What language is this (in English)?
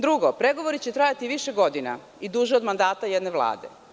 Serbian